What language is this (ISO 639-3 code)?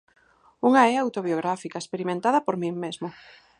glg